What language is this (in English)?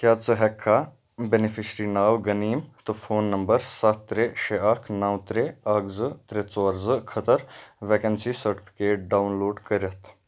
Kashmiri